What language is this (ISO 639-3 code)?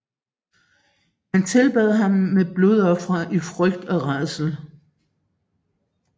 dan